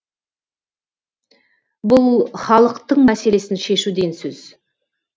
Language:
Kazakh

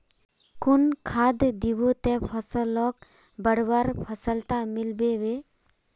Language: Magahi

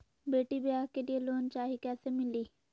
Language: Magahi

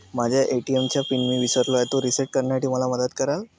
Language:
Marathi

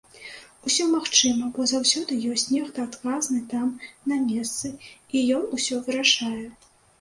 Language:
Belarusian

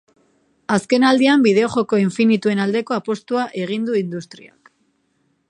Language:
Basque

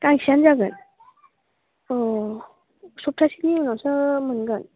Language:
Bodo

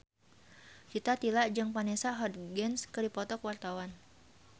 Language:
Sundanese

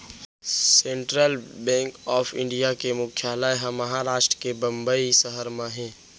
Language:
Chhattisgarhi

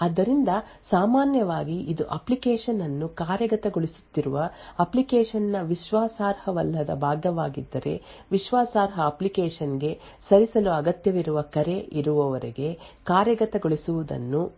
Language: Kannada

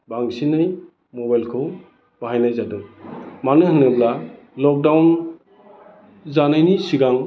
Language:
Bodo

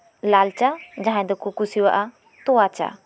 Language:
Santali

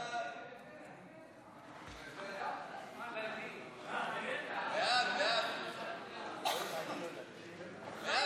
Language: Hebrew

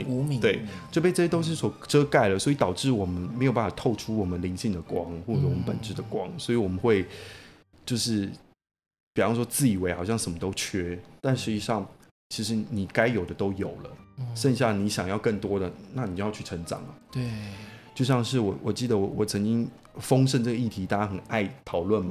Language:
Chinese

